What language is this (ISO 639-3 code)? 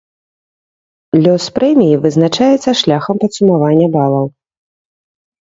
bel